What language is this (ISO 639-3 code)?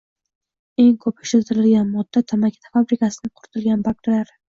uzb